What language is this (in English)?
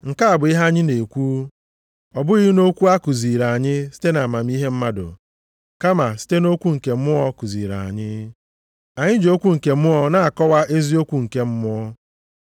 Igbo